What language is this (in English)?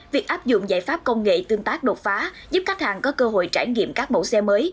Vietnamese